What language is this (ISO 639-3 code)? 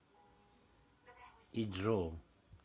rus